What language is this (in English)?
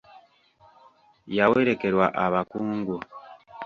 Ganda